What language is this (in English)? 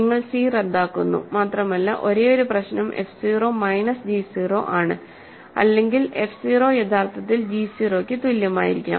Malayalam